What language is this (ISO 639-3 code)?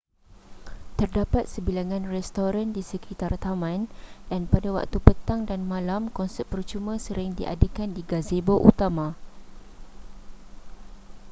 msa